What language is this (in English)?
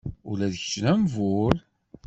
Kabyle